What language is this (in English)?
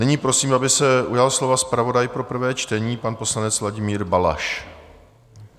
Czech